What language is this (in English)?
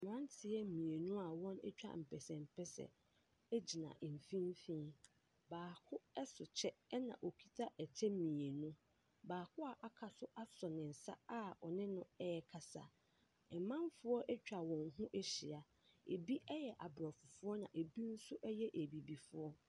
Akan